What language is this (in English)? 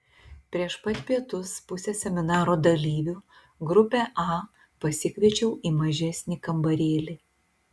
Lithuanian